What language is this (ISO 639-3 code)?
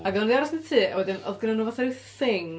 cym